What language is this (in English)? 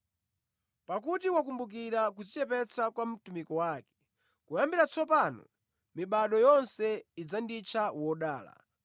Nyanja